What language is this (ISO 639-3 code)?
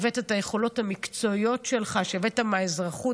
heb